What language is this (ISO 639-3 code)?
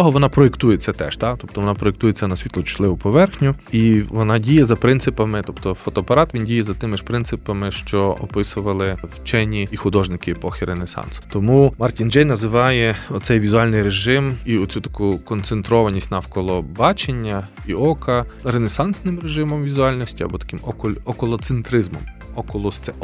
ukr